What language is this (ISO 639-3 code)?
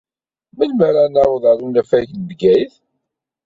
kab